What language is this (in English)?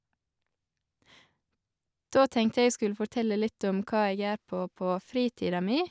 Norwegian